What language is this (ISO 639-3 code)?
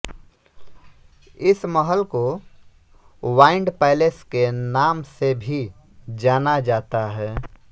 hin